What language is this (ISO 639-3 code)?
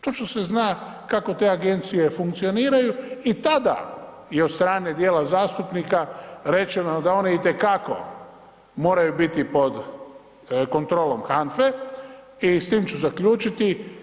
hrv